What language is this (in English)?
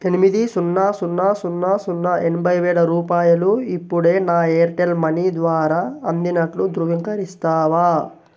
Telugu